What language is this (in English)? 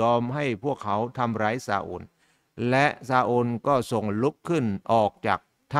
Thai